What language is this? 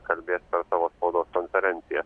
Lithuanian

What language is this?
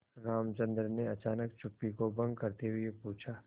Hindi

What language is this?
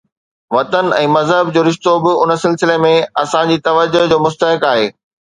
Sindhi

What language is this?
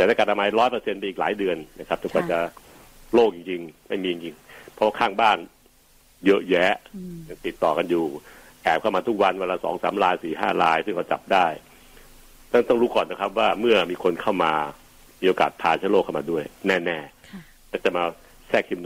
Thai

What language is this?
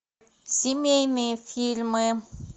Russian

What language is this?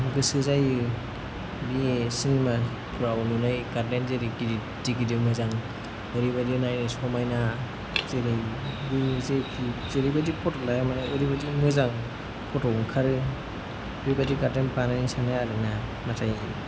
Bodo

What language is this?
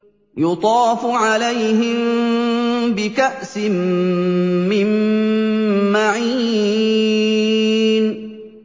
Arabic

